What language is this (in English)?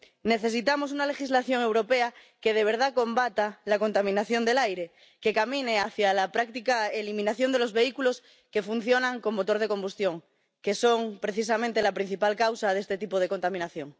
Spanish